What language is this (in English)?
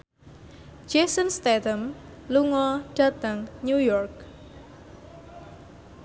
Javanese